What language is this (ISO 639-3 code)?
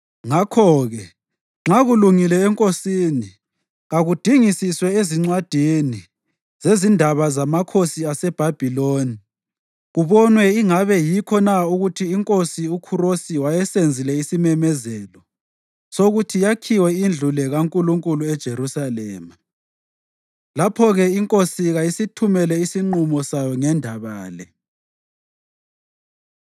nde